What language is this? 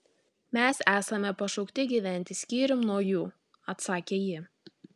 Lithuanian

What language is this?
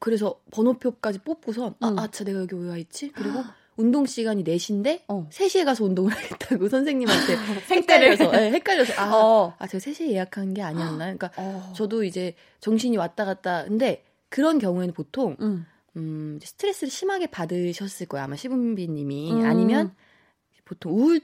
Korean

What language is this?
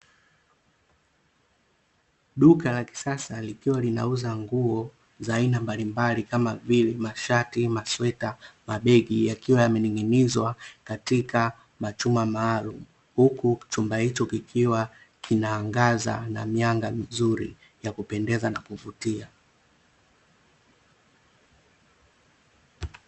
Swahili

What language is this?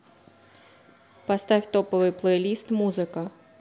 Russian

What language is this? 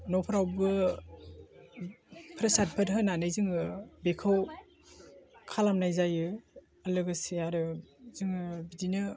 Bodo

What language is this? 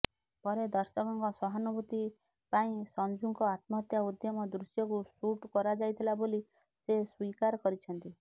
Odia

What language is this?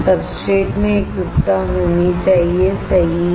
Hindi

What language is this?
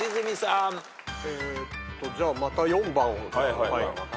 Japanese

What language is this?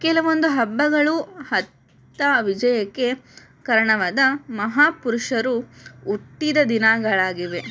Kannada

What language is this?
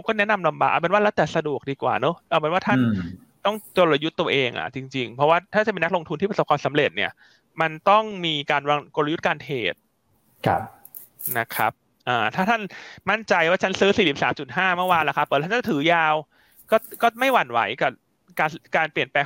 Thai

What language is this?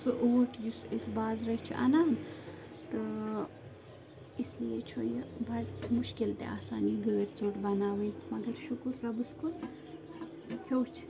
Kashmiri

